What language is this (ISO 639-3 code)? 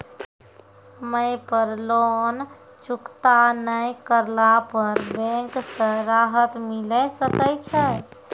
mai